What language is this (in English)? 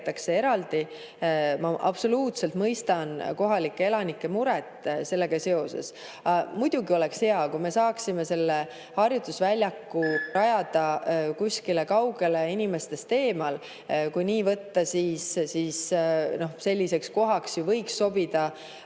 Estonian